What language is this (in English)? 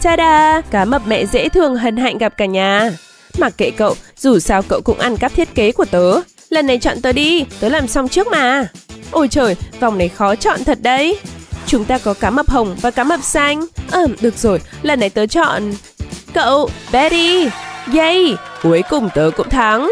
Vietnamese